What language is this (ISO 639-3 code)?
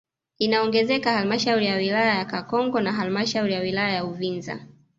swa